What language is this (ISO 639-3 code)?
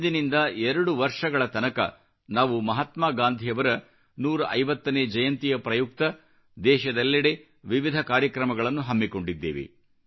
kan